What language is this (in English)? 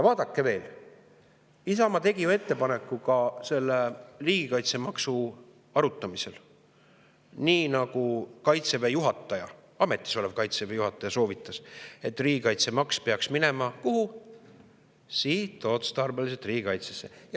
Estonian